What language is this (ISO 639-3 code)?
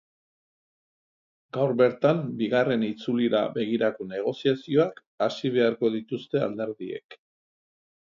eus